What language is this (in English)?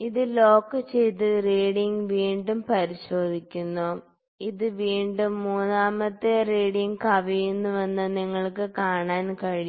Malayalam